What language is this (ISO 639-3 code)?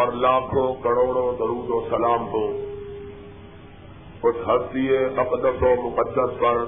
urd